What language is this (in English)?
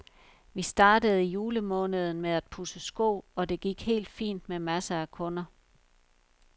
Danish